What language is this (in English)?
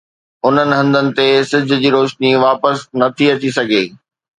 Sindhi